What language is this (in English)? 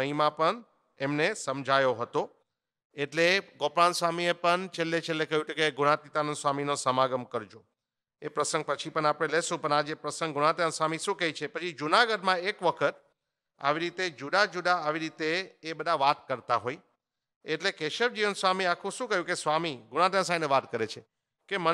Hindi